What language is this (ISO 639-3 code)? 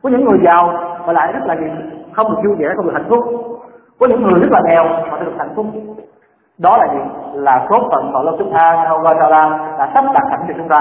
vie